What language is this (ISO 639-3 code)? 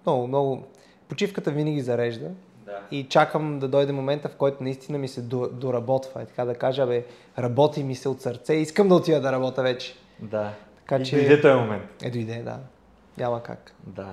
bul